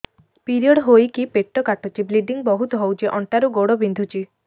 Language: Odia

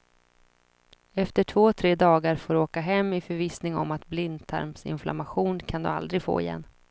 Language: Swedish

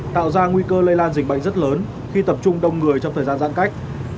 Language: Vietnamese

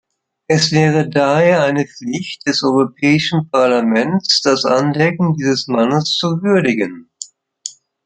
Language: German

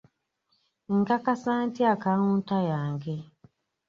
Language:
Ganda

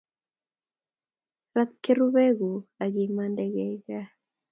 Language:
Kalenjin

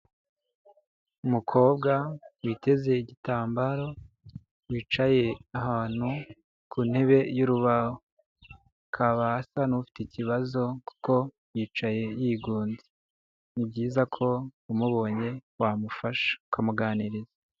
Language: Kinyarwanda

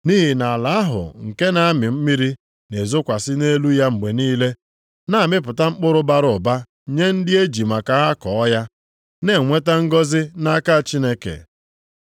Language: Igbo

